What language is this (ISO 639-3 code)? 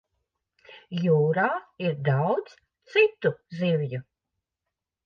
lav